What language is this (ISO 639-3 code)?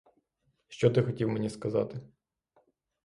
ukr